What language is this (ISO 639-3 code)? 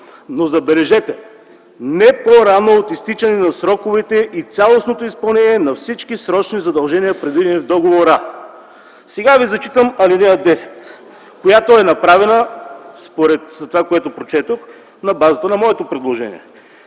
bul